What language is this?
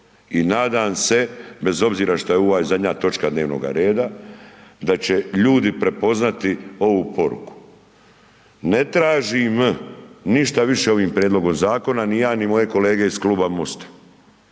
Croatian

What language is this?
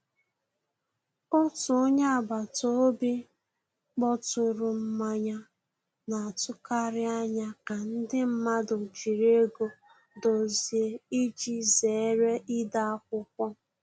Igbo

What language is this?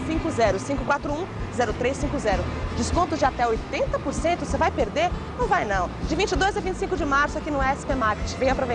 Portuguese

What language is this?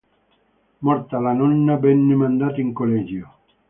Italian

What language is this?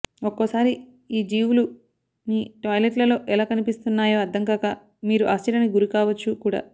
Telugu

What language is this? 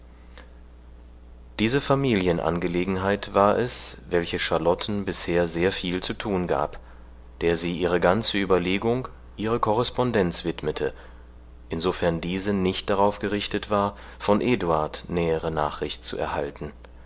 German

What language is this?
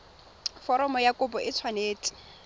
Tswana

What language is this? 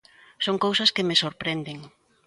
Galician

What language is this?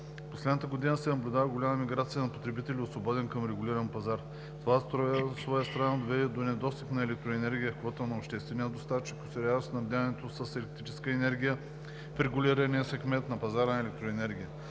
Bulgarian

